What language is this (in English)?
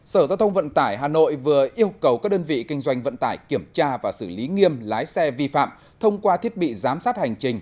Vietnamese